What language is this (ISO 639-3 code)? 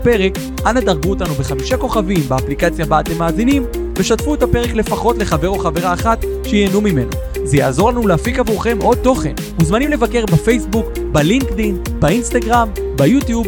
heb